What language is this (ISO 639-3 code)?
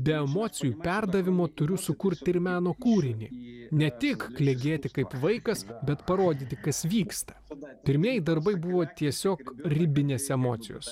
lit